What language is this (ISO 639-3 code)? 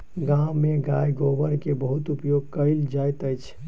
mai